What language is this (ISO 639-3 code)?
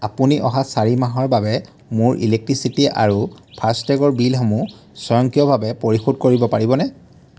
asm